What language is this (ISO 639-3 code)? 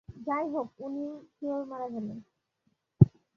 ben